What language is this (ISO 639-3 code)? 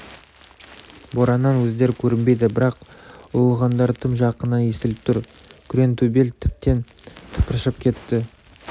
kaz